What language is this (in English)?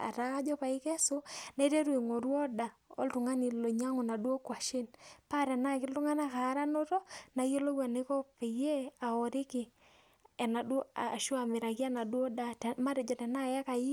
Masai